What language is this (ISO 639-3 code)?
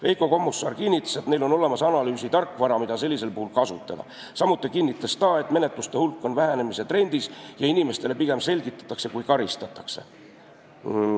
est